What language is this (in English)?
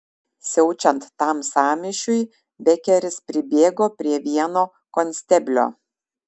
Lithuanian